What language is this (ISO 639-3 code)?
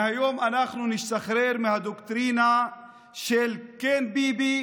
heb